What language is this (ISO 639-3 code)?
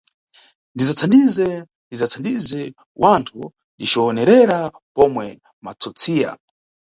nyu